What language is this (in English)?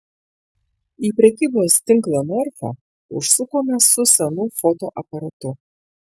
Lithuanian